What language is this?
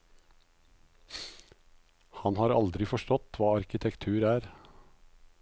Norwegian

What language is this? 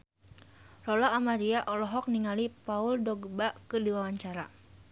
Sundanese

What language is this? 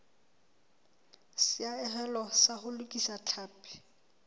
Southern Sotho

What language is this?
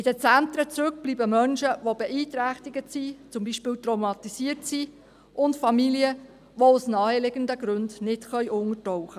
Swiss German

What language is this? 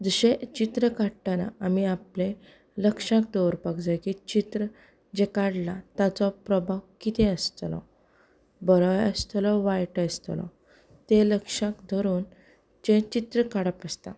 Konkani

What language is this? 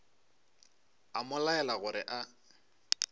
Northern Sotho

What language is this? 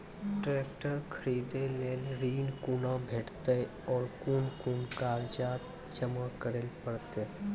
Maithili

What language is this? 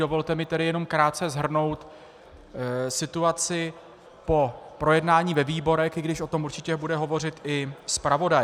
Czech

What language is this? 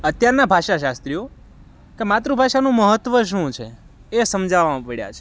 Gujarati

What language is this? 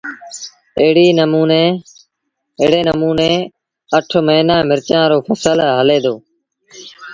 Sindhi Bhil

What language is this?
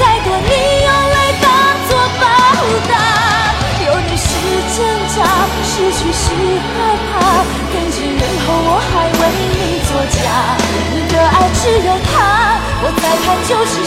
Chinese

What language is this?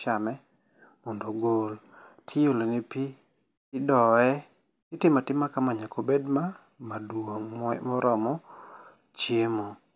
Luo (Kenya and Tanzania)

